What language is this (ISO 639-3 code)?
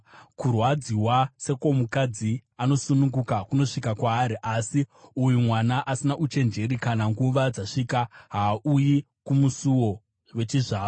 sna